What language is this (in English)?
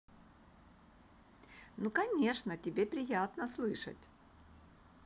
Russian